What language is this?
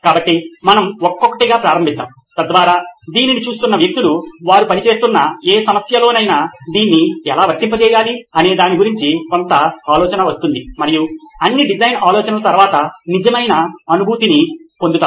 Telugu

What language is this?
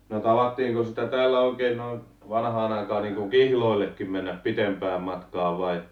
Finnish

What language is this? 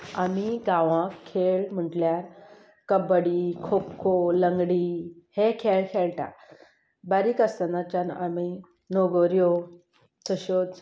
Konkani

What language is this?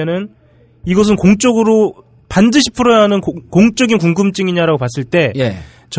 Korean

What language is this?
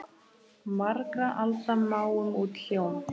Icelandic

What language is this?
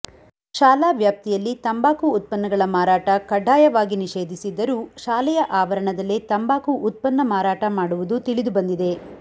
Kannada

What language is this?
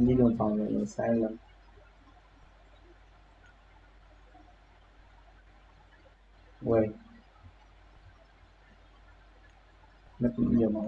Vietnamese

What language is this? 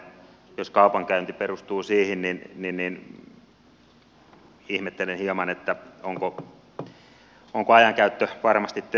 Finnish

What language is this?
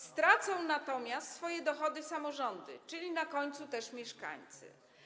Polish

